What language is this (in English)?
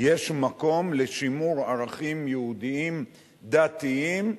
Hebrew